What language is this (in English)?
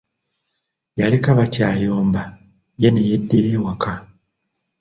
Ganda